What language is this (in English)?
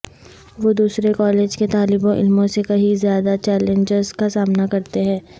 Urdu